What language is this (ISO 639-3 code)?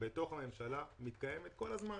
heb